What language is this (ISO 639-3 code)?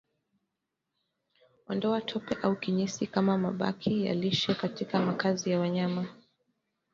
swa